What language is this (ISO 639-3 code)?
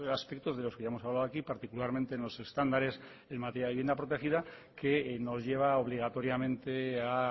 spa